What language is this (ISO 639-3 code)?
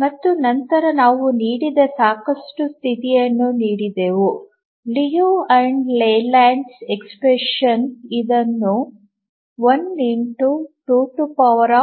kan